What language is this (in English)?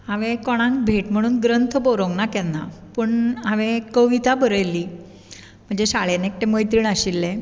Konkani